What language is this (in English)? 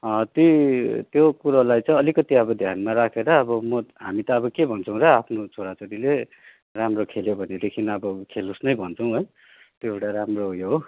Nepali